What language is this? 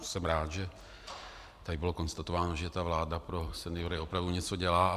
Czech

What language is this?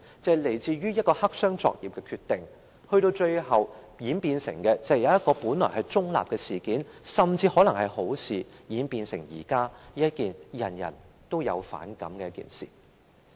Cantonese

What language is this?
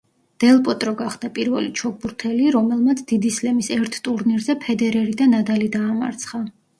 Georgian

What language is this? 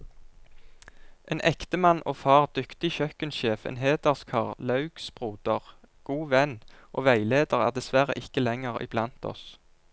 Norwegian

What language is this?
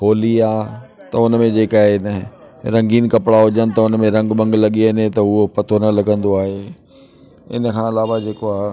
Sindhi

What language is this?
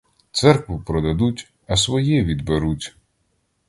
Ukrainian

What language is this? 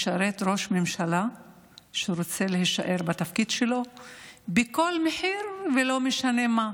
Hebrew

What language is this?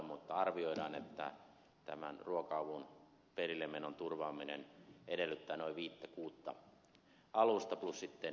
Finnish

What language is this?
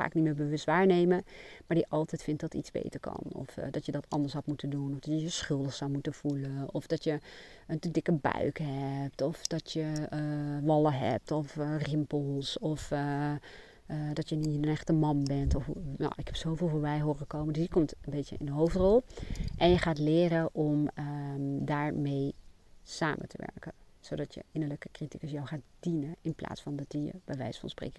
Dutch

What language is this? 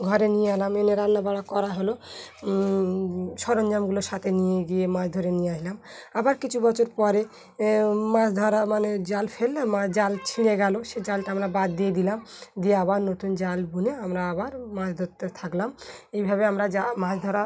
Bangla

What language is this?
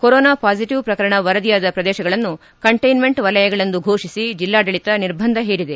Kannada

